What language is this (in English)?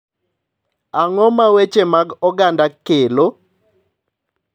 Luo (Kenya and Tanzania)